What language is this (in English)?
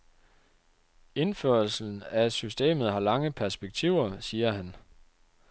Danish